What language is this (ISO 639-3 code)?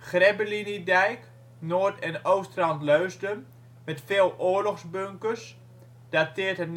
nld